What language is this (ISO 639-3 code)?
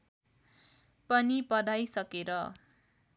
nep